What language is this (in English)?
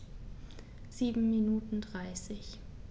German